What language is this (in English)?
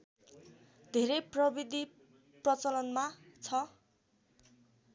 Nepali